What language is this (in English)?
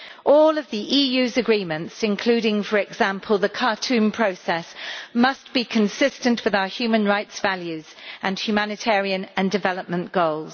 English